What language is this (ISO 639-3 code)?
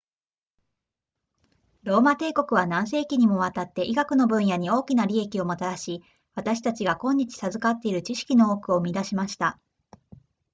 jpn